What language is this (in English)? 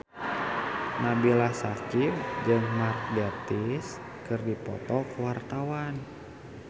Sundanese